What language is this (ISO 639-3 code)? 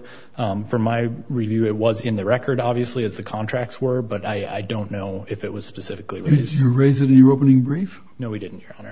eng